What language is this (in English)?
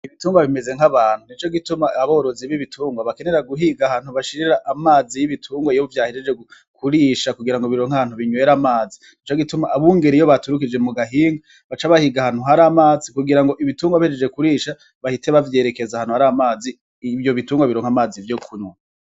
Rundi